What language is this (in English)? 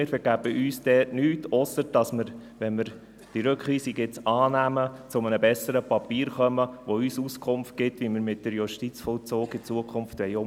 Swiss German